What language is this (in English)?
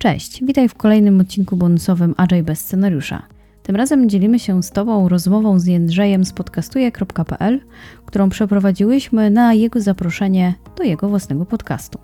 Polish